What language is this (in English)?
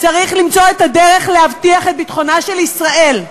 Hebrew